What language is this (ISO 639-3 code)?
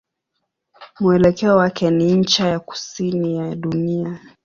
swa